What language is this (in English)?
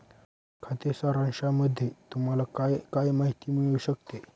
Marathi